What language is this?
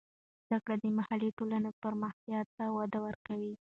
Pashto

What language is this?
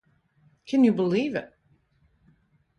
English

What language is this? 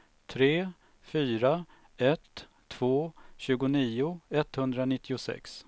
Swedish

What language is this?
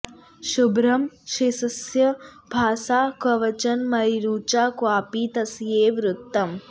Sanskrit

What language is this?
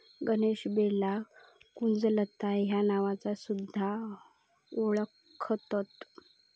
Marathi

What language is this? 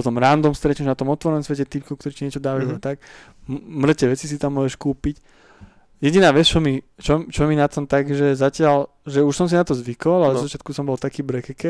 Slovak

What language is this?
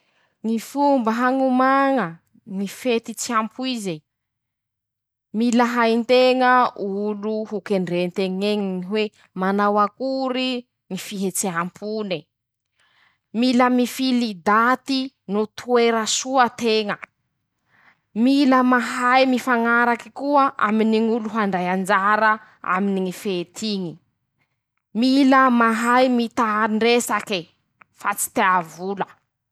Masikoro Malagasy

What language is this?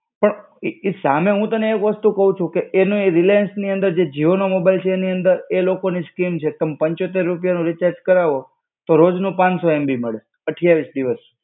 Gujarati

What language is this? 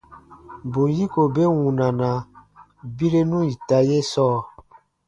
Baatonum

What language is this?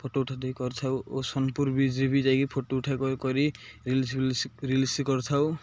Odia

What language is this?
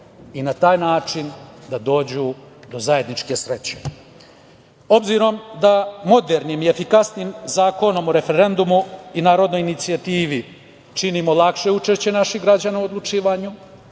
Serbian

